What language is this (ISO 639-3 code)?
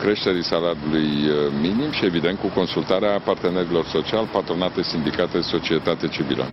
ron